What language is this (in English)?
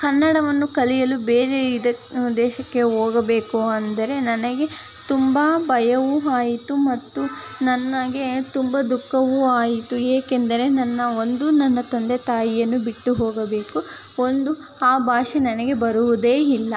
Kannada